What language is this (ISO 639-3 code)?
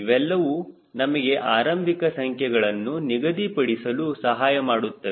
kan